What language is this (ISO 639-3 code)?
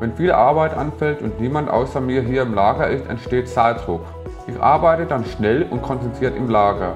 deu